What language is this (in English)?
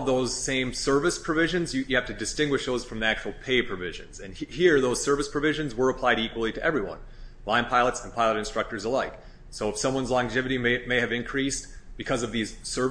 English